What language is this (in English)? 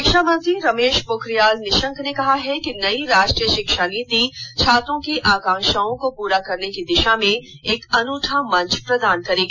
Hindi